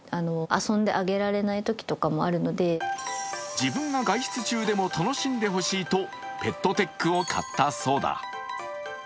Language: Japanese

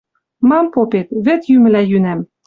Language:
Western Mari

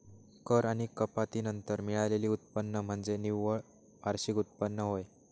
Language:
Marathi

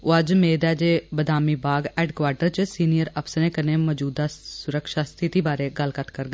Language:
Dogri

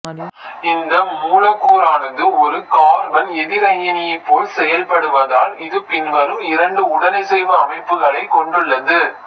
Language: Tamil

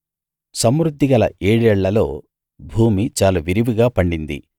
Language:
Telugu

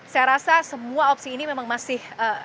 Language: Indonesian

